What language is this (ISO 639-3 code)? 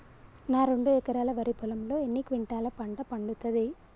tel